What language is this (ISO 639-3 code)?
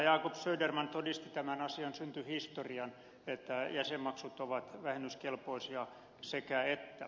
fin